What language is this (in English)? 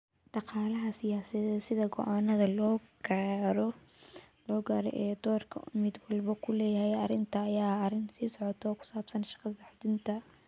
Somali